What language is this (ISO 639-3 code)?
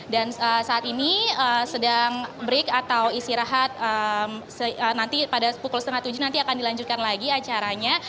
ind